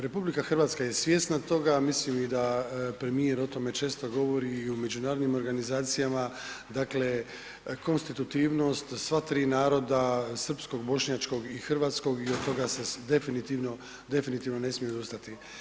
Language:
Croatian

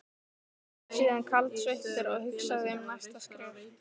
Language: Icelandic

